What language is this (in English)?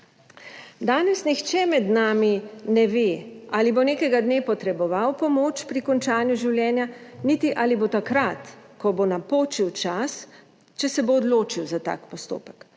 Slovenian